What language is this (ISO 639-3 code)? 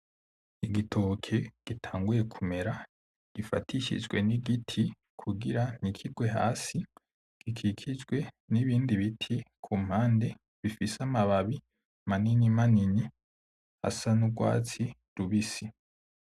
run